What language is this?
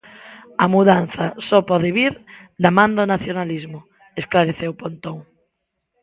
Galician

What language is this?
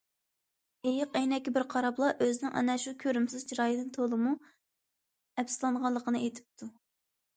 Uyghur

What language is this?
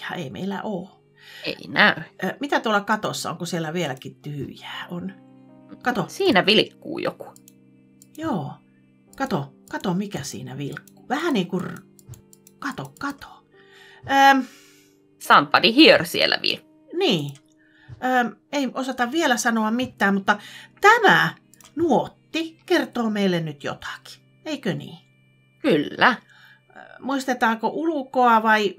Finnish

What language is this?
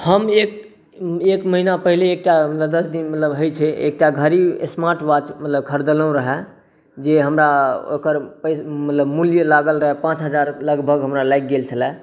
Maithili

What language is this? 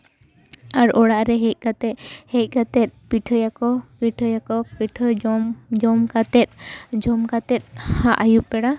Santali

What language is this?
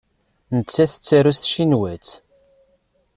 Kabyle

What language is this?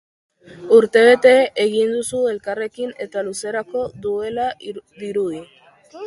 Basque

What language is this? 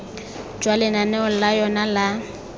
Tswana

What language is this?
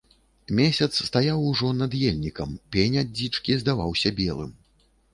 Belarusian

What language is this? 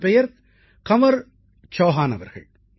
Tamil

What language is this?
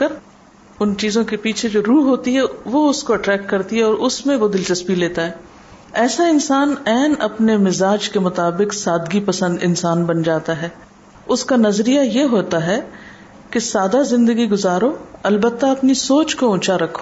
Urdu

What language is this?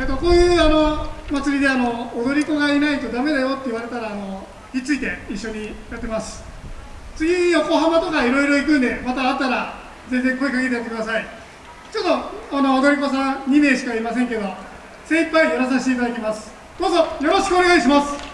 Japanese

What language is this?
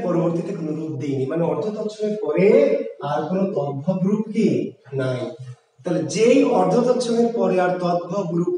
Hindi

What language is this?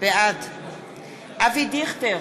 Hebrew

